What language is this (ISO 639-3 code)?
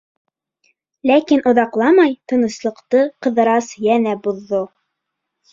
bak